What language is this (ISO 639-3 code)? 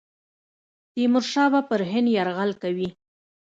pus